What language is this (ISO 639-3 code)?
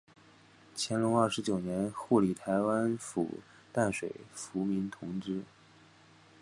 zho